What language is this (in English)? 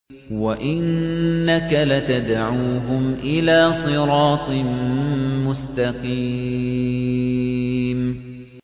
Arabic